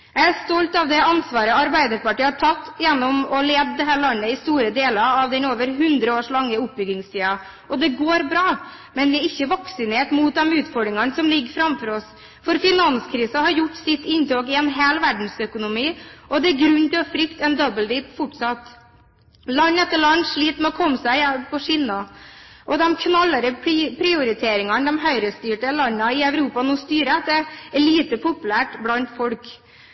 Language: Norwegian Bokmål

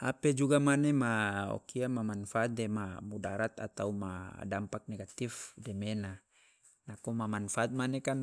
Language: Loloda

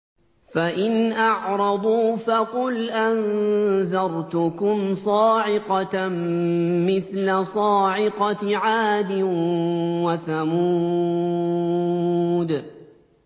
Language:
Arabic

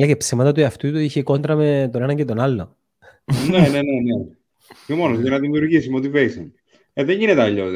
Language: Greek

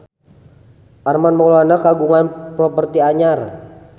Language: Sundanese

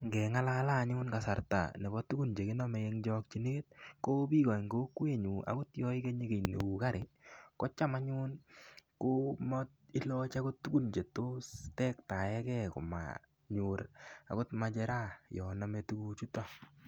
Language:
Kalenjin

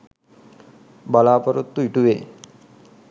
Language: Sinhala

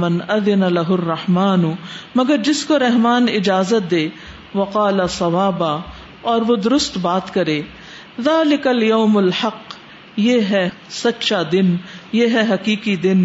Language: Urdu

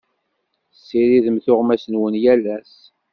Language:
Kabyle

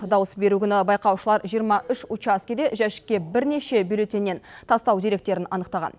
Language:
Kazakh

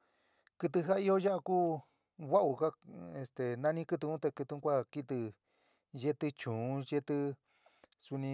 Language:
San Miguel El Grande Mixtec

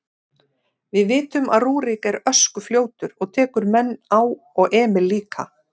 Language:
Icelandic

